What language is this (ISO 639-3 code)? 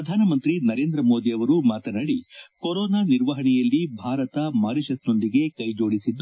kan